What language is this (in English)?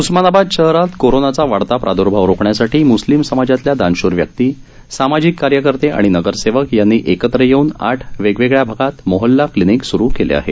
Marathi